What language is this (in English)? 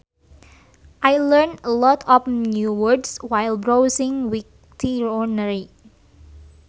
Sundanese